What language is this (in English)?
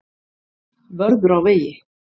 Icelandic